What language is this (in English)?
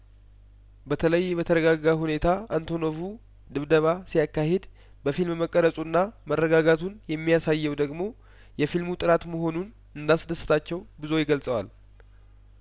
Amharic